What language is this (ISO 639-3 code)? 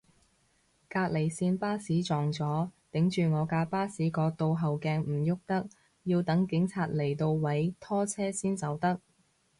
yue